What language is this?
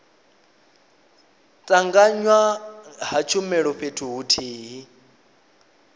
Venda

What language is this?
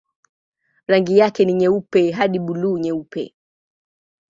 Swahili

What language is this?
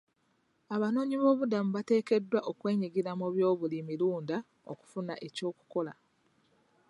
Ganda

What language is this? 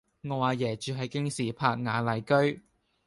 Cantonese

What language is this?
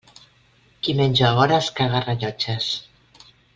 Catalan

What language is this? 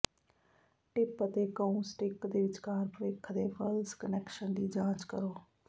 Punjabi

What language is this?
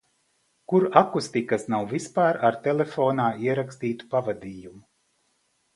Latvian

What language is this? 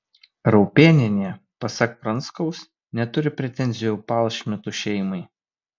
Lithuanian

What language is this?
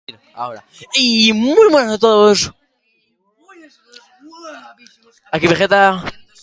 Basque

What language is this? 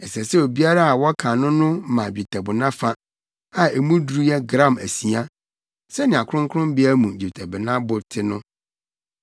Akan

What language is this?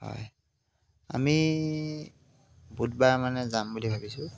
Assamese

